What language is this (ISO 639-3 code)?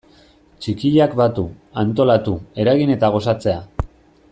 eus